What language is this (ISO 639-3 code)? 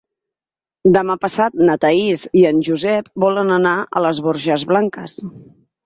cat